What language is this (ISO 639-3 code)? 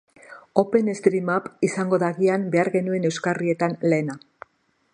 eus